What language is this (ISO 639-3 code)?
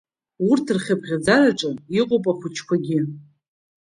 abk